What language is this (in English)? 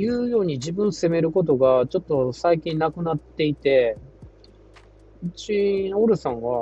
Japanese